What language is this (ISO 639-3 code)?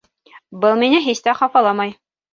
bak